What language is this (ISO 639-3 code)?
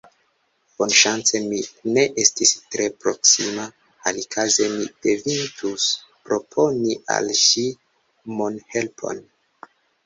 epo